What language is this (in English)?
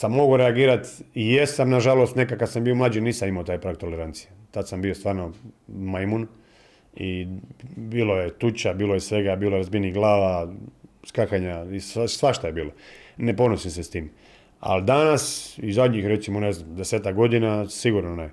Croatian